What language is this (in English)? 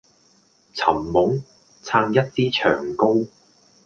Cantonese